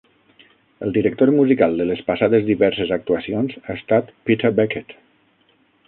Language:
Catalan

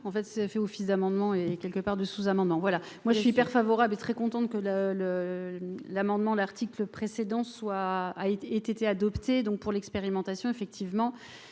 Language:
French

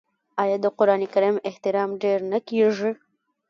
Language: Pashto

